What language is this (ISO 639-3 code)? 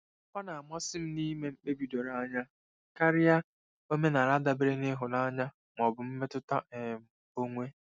ibo